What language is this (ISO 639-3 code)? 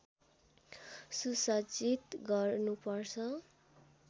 nep